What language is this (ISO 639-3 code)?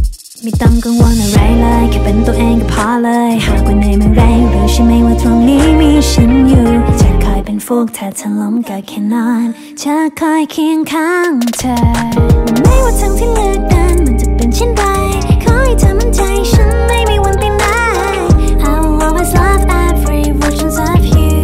tha